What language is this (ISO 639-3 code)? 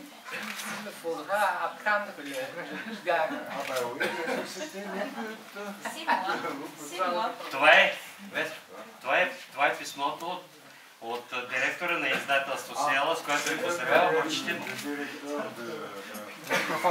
fra